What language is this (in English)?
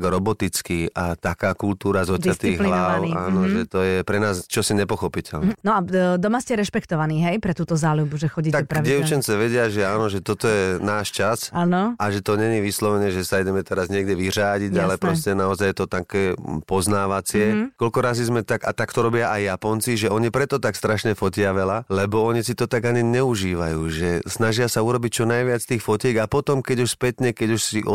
Slovak